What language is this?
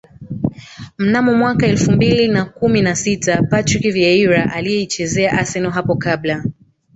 Swahili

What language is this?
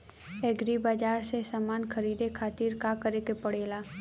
Bhojpuri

